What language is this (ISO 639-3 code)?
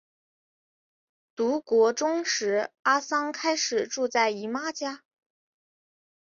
zho